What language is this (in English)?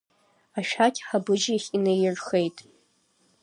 Abkhazian